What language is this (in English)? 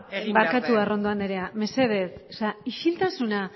Basque